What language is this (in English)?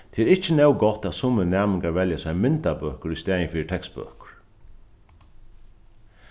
Faroese